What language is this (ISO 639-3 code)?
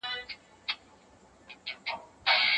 pus